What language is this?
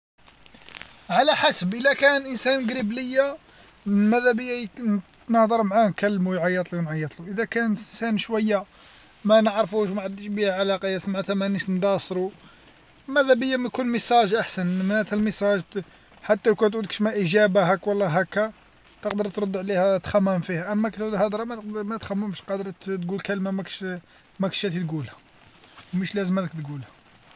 Algerian Arabic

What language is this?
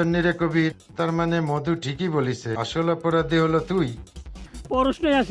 Bangla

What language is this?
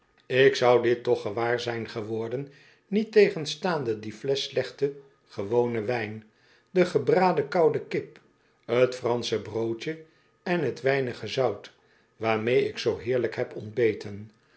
Dutch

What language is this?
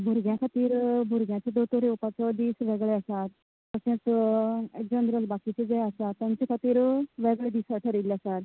Konkani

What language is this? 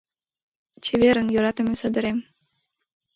Mari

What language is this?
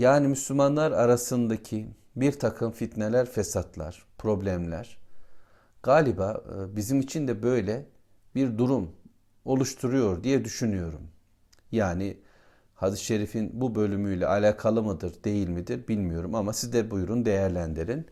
Turkish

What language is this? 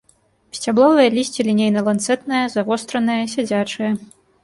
Belarusian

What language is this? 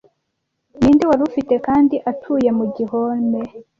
Kinyarwanda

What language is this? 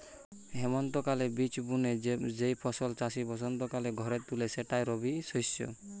Bangla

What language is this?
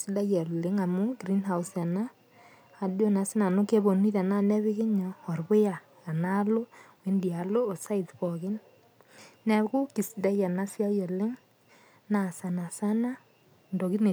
Masai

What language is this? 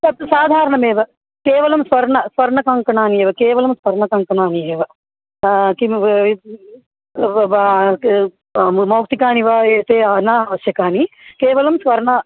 Sanskrit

